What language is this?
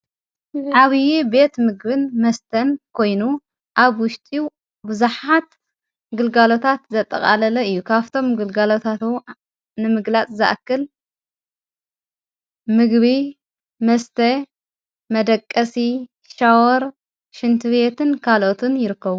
Tigrinya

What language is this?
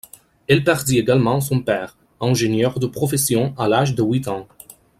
French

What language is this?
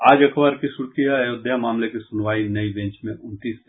Hindi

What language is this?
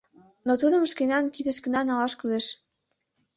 Mari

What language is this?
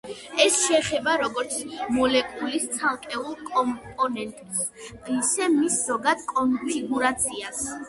Georgian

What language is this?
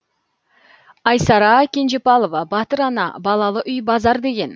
Kazakh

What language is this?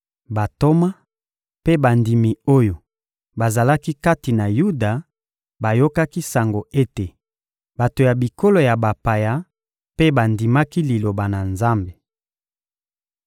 Lingala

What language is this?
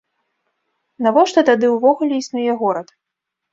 Belarusian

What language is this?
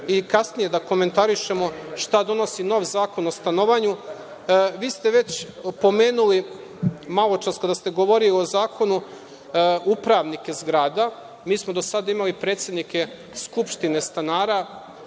Serbian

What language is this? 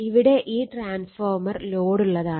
Malayalam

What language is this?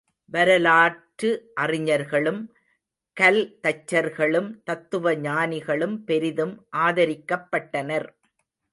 Tamil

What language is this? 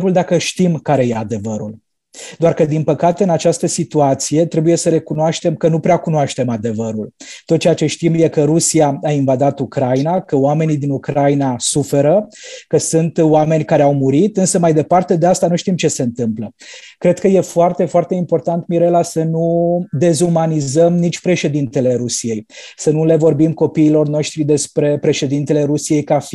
Romanian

